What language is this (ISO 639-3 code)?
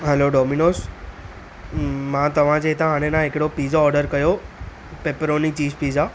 snd